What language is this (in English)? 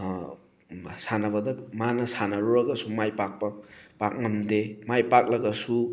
Manipuri